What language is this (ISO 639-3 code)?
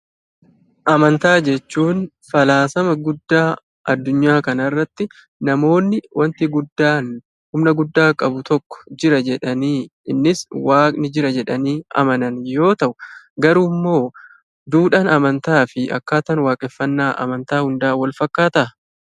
orm